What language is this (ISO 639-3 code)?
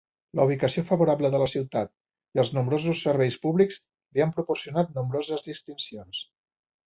cat